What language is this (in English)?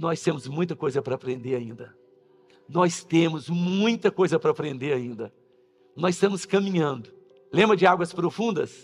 Portuguese